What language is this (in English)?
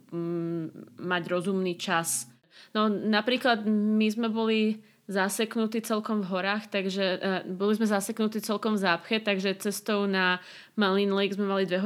Slovak